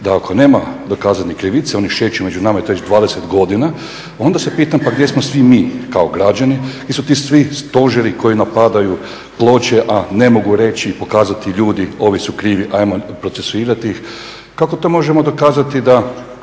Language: Croatian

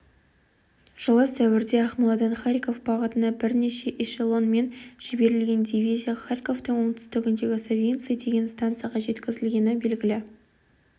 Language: Kazakh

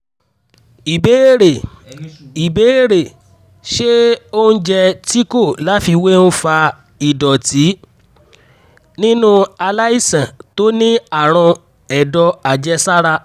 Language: Yoruba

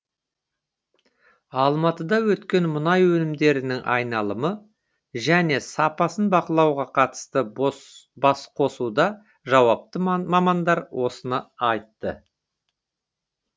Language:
Kazakh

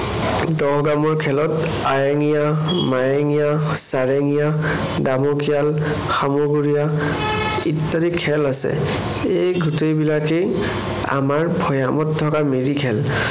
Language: Assamese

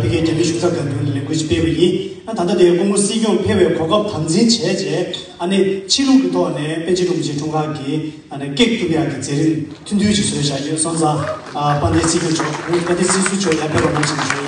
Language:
Korean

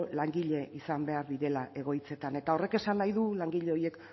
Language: Basque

